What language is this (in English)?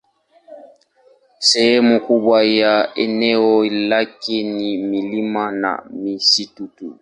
Swahili